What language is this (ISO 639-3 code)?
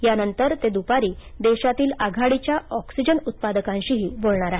mar